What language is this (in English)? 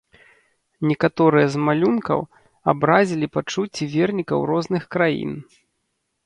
Belarusian